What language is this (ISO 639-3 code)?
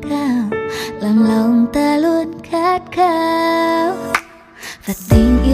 vie